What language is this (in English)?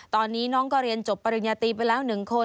Thai